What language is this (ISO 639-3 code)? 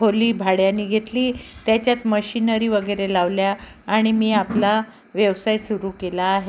mar